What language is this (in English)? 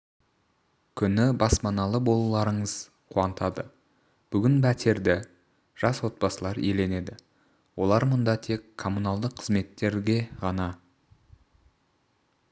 Kazakh